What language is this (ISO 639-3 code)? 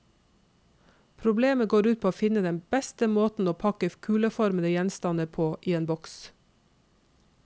nor